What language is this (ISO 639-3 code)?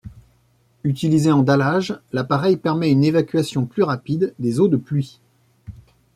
fra